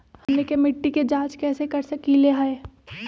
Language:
Magahi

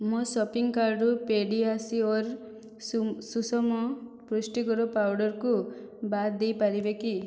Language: Odia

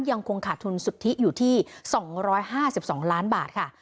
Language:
Thai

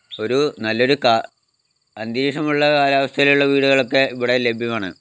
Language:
Malayalam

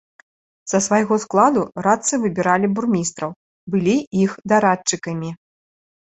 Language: Belarusian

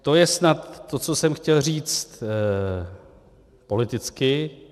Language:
Czech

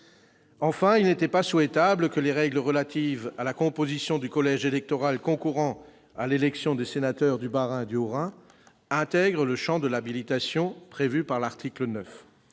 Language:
French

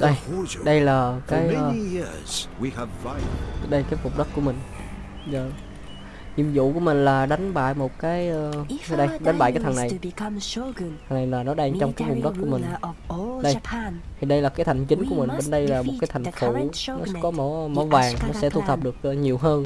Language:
Vietnamese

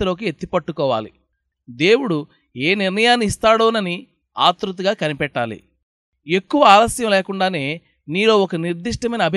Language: Telugu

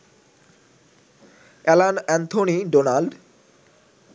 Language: Bangla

